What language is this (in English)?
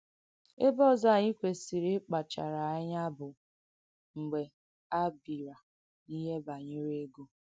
Igbo